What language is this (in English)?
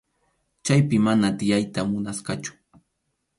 Arequipa-La Unión Quechua